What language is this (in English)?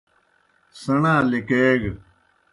Kohistani Shina